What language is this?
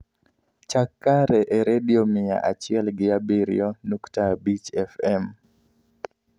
Luo (Kenya and Tanzania)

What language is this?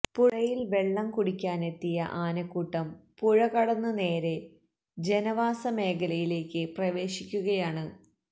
Malayalam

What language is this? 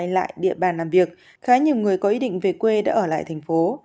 Vietnamese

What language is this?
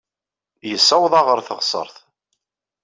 Kabyle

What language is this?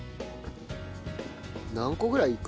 Japanese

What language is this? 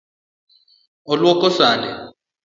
Luo (Kenya and Tanzania)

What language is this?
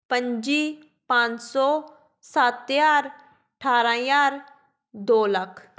Punjabi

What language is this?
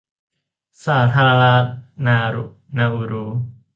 Thai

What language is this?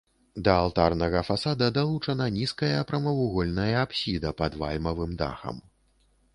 Belarusian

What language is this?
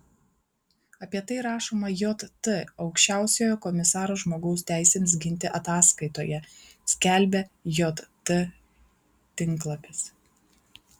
Lithuanian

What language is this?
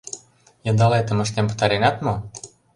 Mari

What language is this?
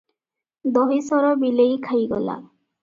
Odia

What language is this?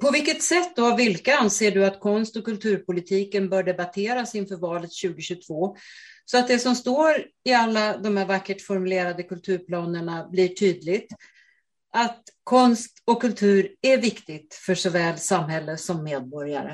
Swedish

